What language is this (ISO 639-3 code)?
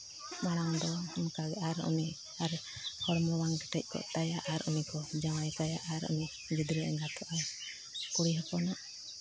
sat